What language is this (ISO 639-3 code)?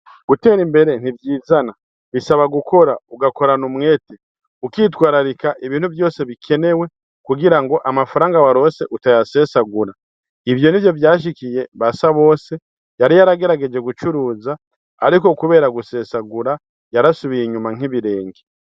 run